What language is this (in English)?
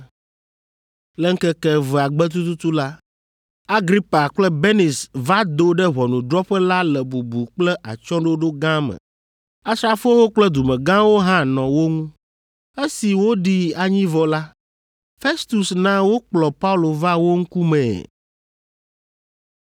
Ewe